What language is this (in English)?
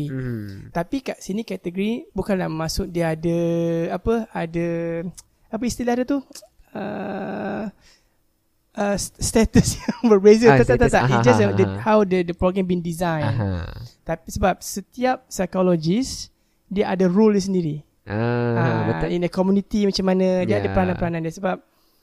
Malay